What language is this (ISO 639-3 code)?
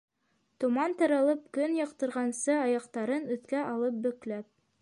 bak